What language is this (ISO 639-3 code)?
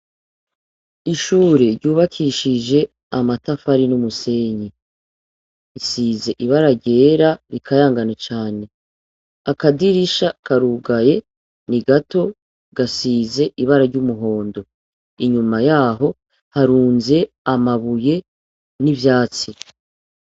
run